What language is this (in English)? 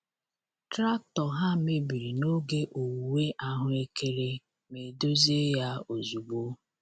Igbo